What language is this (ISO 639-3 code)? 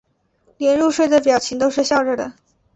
zho